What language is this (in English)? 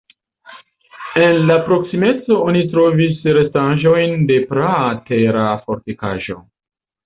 Esperanto